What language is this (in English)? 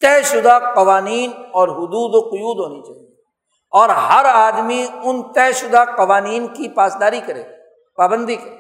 Urdu